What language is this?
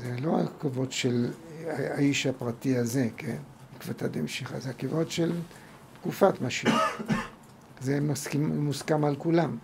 Hebrew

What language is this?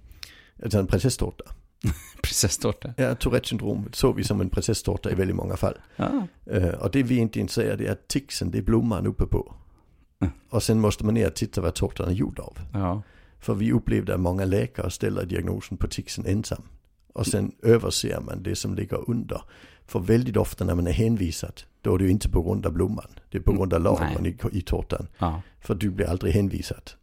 Swedish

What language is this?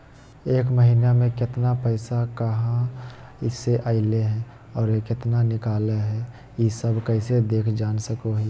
Magahi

